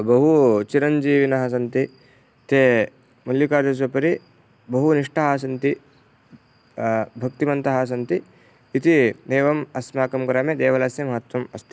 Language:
Sanskrit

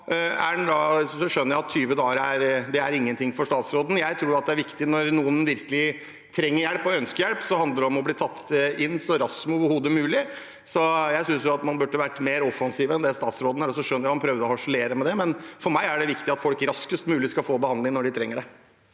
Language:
Norwegian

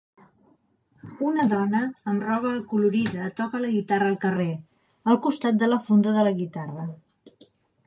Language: Catalan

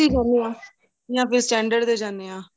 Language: Punjabi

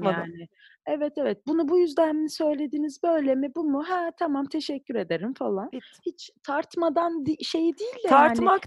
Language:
Turkish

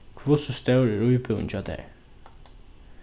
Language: Faroese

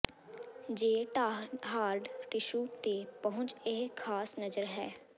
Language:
Punjabi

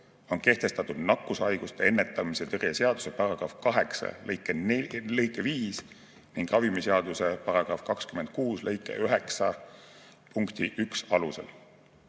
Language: Estonian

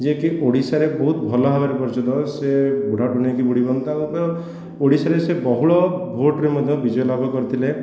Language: Odia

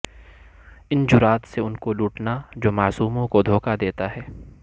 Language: Urdu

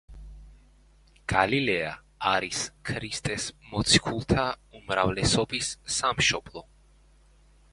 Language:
Georgian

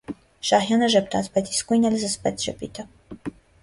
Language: Armenian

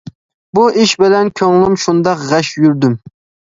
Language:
Uyghur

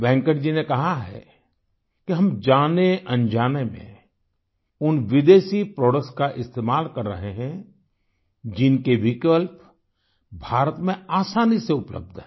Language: Hindi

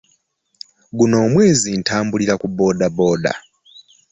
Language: Ganda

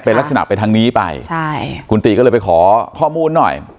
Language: Thai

